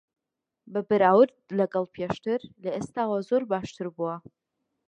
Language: Central Kurdish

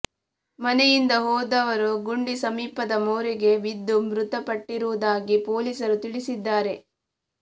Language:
Kannada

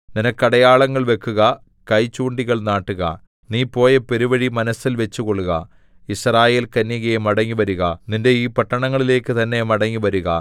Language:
Malayalam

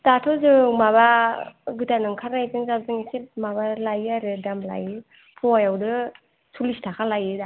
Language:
Bodo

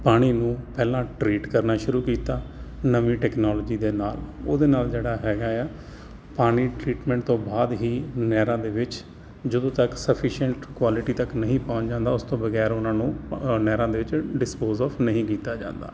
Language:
Punjabi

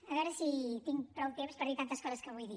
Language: Catalan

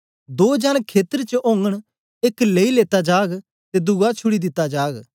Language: Dogri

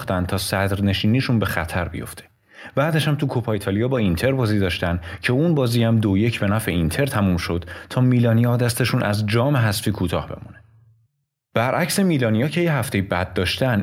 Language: Persian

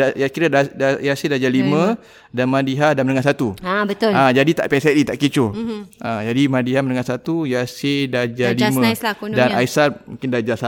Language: Malay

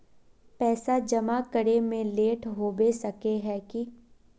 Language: Magahi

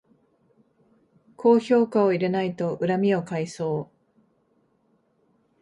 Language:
Japanese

